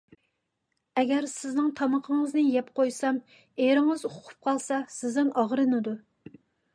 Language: Uyghur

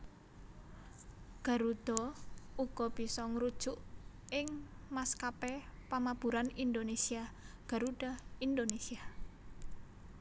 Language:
Javanese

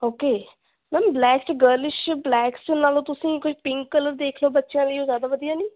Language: Punjabi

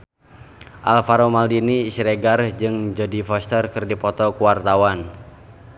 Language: Sundanese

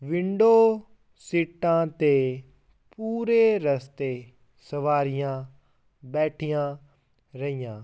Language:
Punjabi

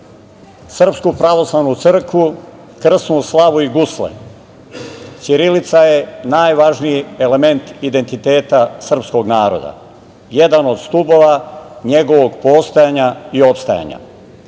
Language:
Serbian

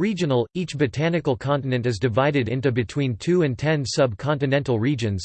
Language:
English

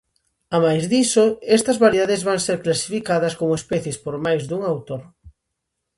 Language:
Galician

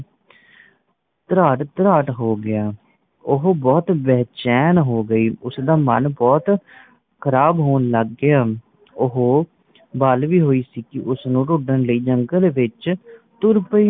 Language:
Punjabi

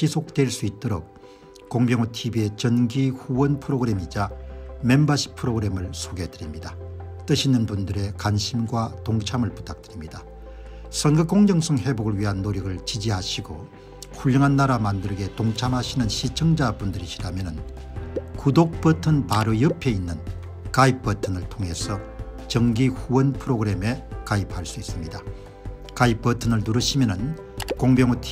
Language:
Korean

